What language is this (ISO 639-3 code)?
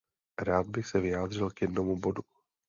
ces